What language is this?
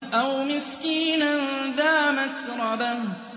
Arabic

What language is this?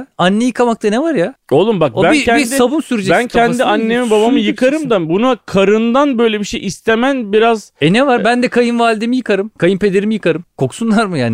Turkish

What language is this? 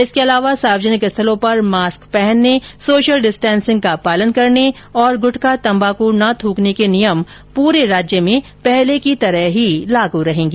Hindi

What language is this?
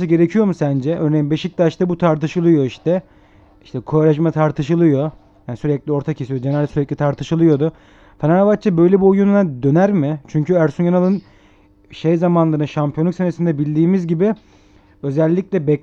Turkish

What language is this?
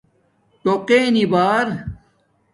Domaaki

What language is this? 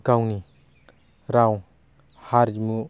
Bodo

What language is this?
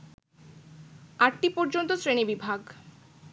Bangla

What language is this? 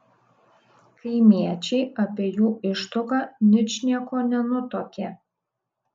Lithuanian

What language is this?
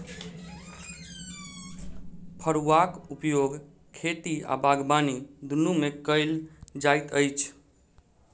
Maithili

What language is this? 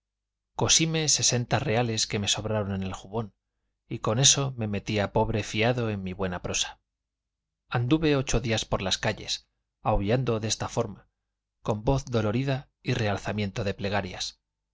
Spanish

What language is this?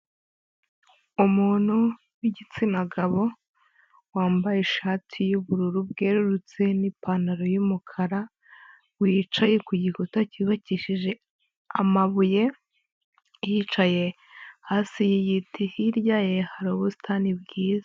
Kinyarwanda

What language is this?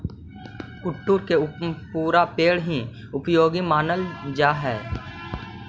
Magahi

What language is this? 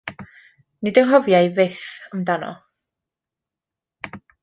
Welsh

